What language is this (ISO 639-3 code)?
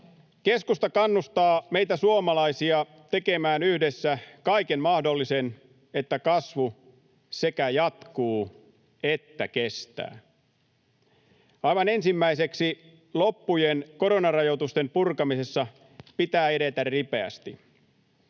fin